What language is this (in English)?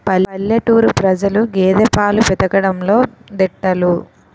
Telugu